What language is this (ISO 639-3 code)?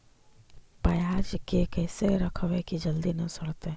mag